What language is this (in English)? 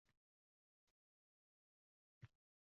Uzbek